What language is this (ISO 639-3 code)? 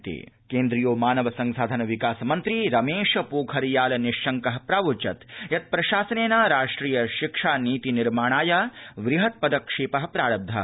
san